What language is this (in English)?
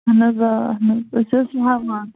Kashmiri